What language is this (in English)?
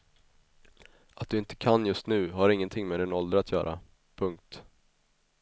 Swedish